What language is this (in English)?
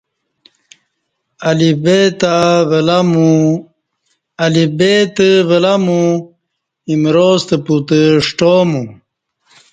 Kati